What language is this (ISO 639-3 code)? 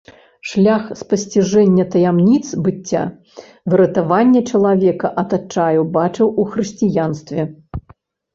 bel